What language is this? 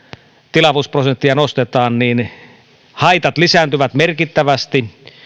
Finnish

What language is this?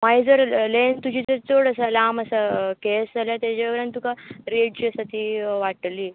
Konkani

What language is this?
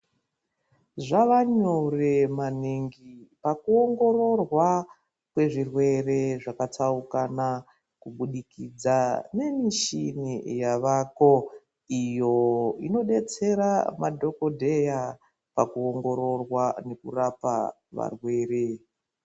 Ndau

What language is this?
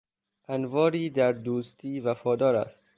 Persian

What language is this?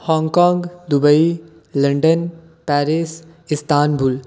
Dogri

